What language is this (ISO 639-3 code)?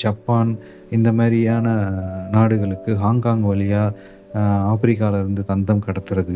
tam